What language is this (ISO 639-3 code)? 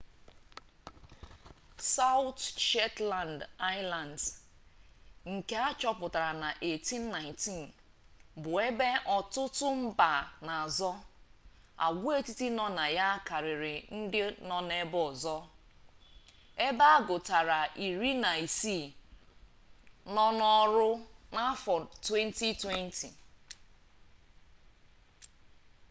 ibo